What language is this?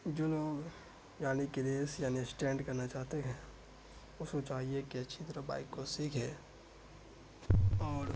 Urdu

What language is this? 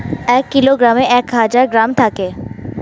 Bangla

